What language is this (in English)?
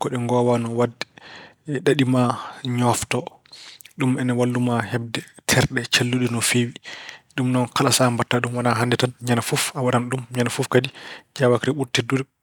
Fula